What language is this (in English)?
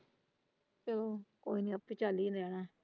Punjabi